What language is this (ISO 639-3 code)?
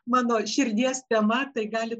lit